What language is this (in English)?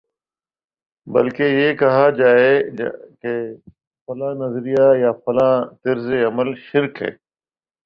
Urdu